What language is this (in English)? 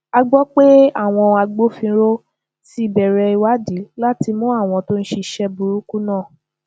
Yoruba